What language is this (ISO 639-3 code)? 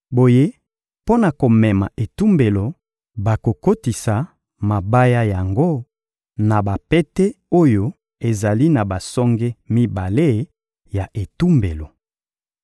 lin